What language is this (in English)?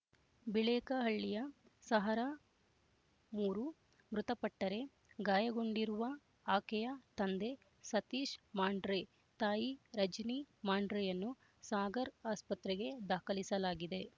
Kannada